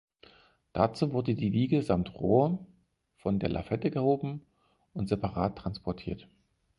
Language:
German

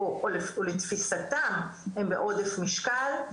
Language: Hebrew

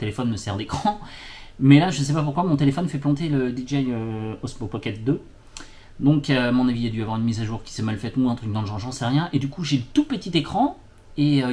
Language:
French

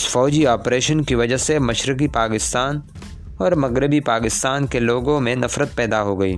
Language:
Urdu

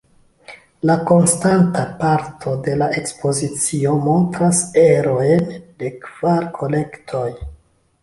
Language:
Esperanto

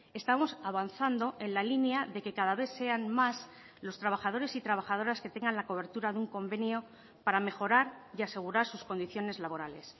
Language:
Spanish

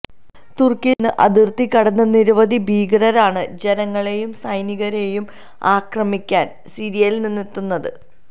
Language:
Malayalam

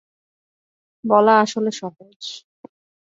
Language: Bangla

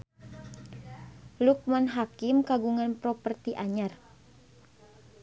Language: Sundanese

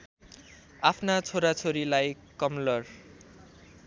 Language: Nepali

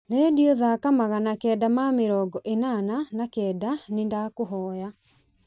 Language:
Kikuyu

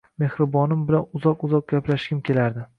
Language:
Uzbek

